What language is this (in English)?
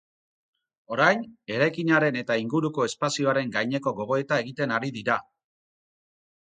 Basque